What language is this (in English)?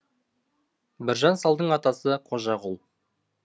Kazakh